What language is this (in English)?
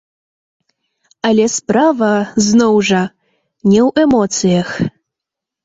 Belarusian